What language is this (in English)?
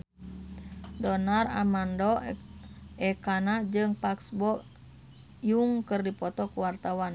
Sundanese